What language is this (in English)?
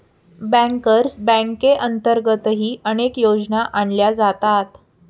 Marathi